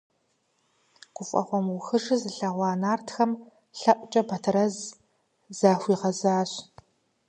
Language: Kabardian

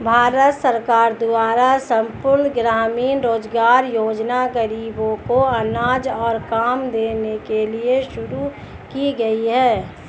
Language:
Hindi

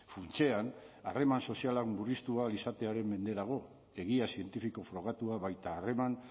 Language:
Basque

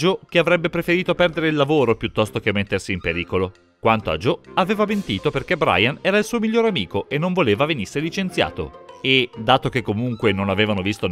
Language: Italian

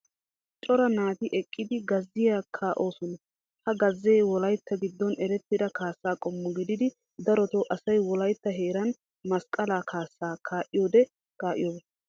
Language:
Wolaytta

